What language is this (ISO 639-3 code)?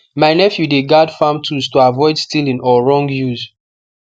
pcm